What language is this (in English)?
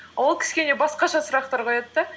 Kazakh